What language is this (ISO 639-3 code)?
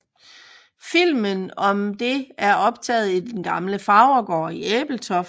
dan